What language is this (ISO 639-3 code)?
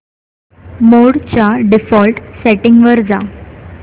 mar